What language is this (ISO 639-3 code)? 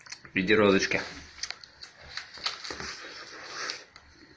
rus